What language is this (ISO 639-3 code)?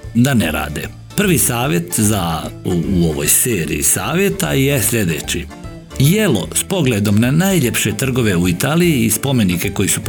hrv